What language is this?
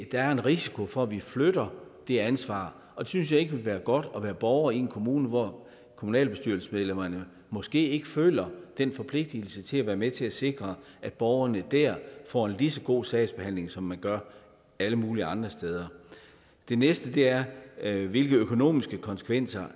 Danish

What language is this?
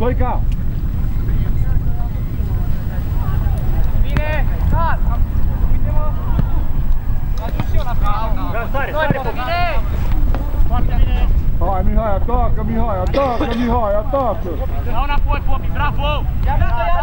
Romanian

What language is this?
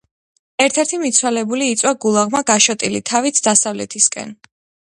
Georgian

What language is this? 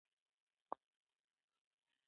Pashto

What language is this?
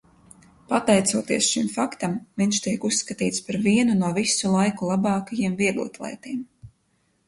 Latvian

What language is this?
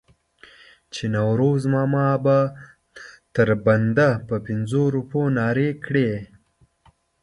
Pashto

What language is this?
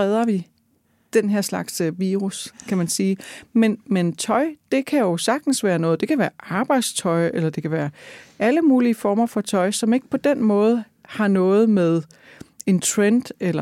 Danish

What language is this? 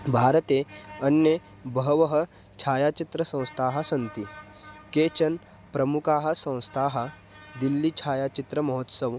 Sanskrit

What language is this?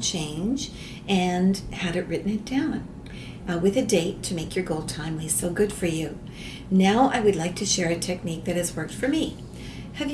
English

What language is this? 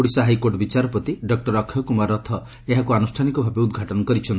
Odia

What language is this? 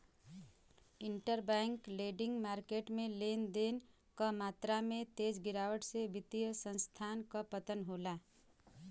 Bhojpuri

